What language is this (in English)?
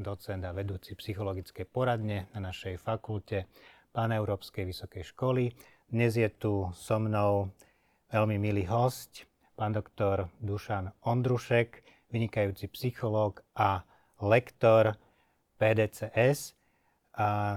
Slovak